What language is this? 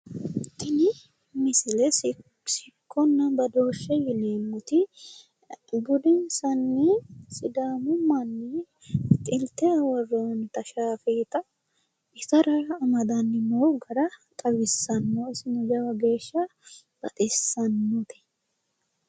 Sidamo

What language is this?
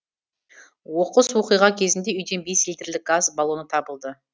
Kazakh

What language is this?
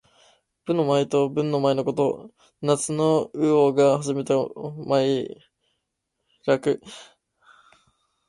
Japanese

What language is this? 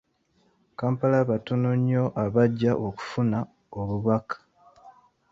Ganda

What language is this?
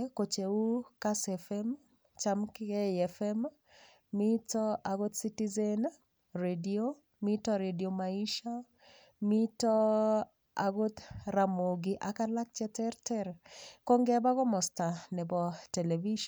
Kalenjin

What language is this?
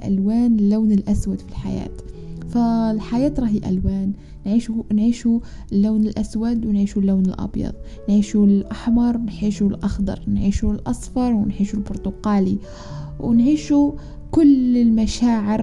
Arabic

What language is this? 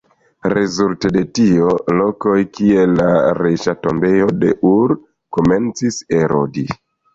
Esperanto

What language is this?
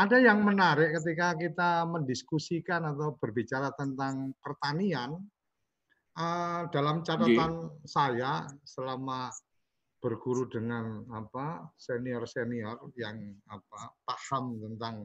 Indonesian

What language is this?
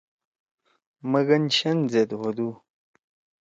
Torwali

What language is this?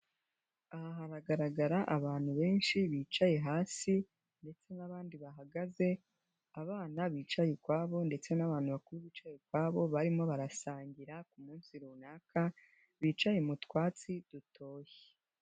Kinyarwanda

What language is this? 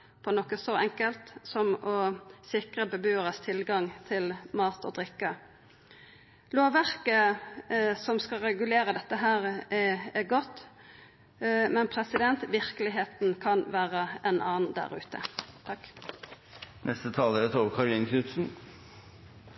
Norwegian Nynorsk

